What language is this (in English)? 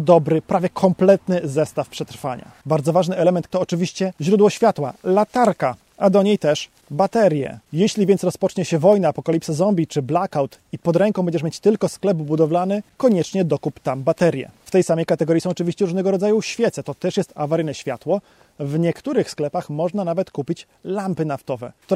Polish